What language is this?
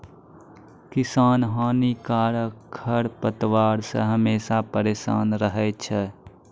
Maithili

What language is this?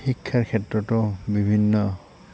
Assamese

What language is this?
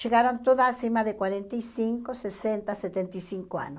Portuguese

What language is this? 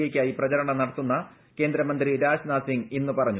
Malayalam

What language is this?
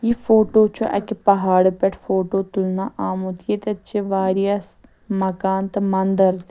Kashmiri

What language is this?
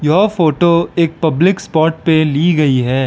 Hindi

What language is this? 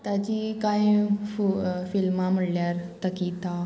Konkani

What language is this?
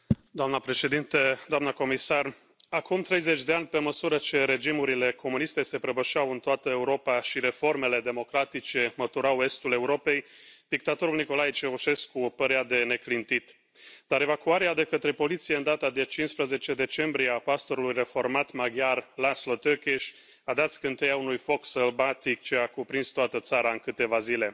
Romanian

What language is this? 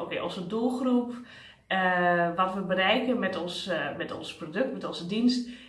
Dutch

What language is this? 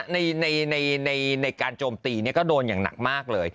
Thai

